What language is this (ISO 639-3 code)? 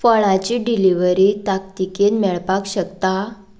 kok